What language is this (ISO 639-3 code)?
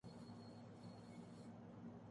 urd